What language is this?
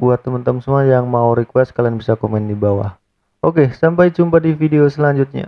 Indonesian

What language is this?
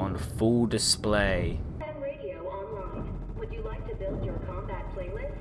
English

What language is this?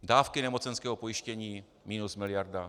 Czech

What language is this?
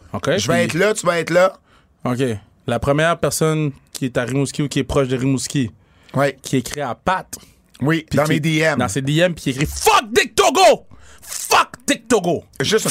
French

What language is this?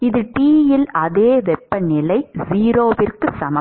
Tamil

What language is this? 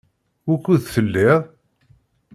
Kabyle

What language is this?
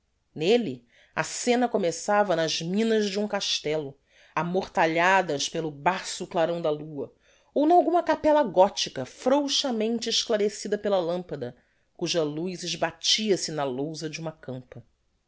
Portuguese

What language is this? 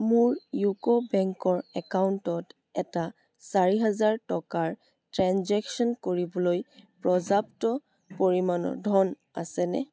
Assamese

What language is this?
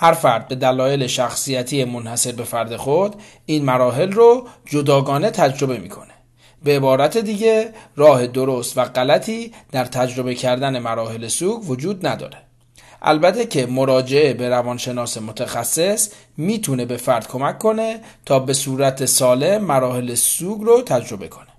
Persian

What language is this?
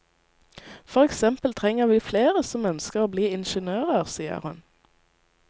Norwegian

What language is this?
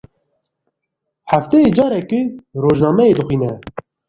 Kurdish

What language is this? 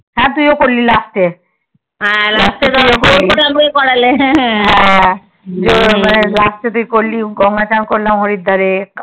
Bangla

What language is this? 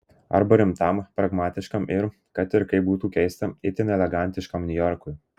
Lithuanian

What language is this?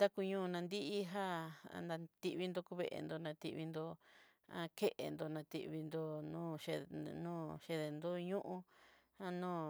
Southeastern Nochixtlán Mixtec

